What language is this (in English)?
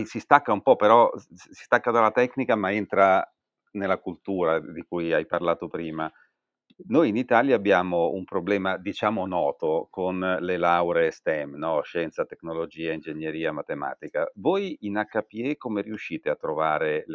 Italian